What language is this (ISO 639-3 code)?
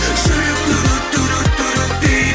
kaz